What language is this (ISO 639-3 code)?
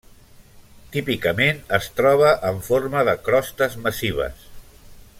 cat